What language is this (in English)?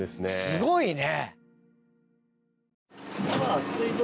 Japanese